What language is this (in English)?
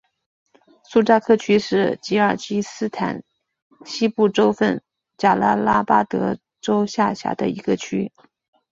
Chinese